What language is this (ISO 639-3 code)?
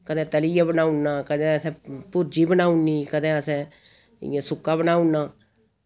doi